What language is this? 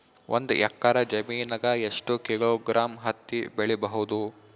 Kannada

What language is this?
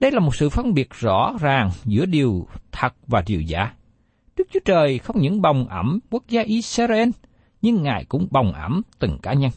Vietnamese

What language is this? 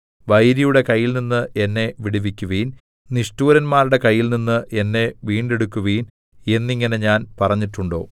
Malayalam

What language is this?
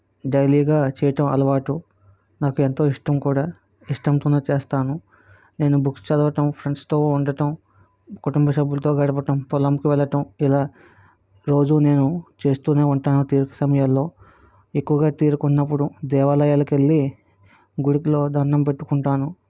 Telugu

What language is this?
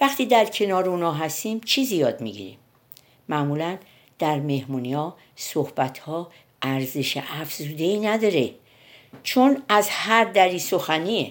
Persian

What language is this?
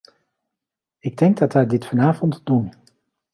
Dutch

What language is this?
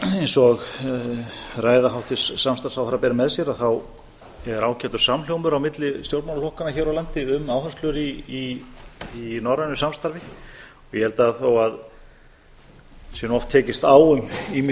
Icelandic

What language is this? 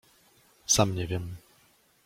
Polish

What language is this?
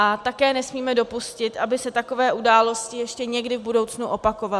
Czech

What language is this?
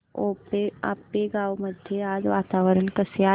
Marathi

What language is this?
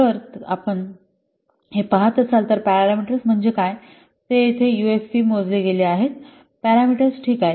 Marathi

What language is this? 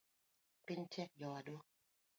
Luo (Kenya and Tanzania)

